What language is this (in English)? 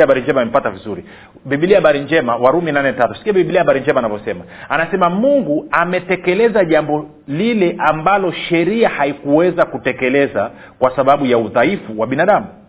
Swahili